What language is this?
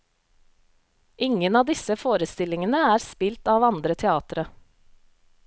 Norwegian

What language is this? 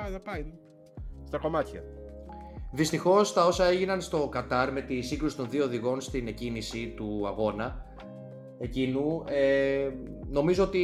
Greek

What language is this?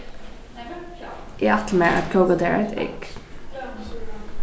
Faroese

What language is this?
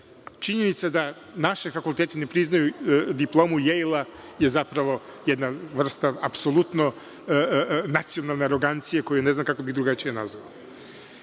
Serbian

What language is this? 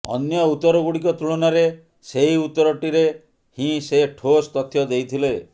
Odia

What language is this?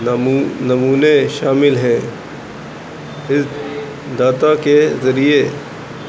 Urdu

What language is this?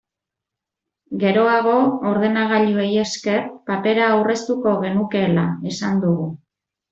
Basque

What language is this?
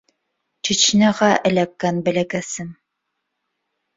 Bashkir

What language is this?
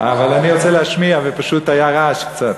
Hebrew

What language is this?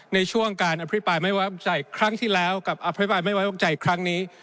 Thai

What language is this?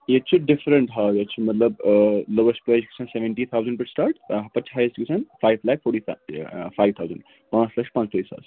Kashmiri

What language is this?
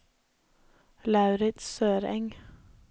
Norwegian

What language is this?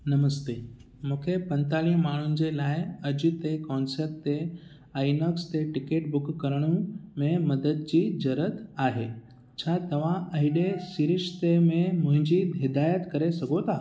Sindhi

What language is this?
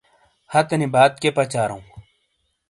Shina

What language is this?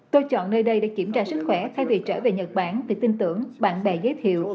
Vietnamese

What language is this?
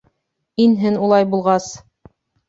Bashkir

